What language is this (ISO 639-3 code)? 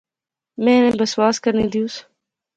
phr